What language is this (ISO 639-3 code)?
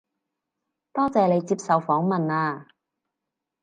yue